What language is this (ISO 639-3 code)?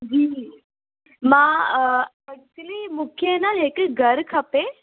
snd